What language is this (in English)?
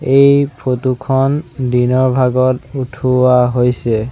Assamese